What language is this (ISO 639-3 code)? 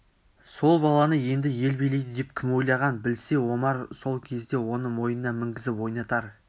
kaz